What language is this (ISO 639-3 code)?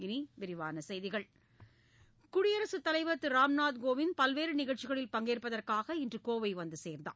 tam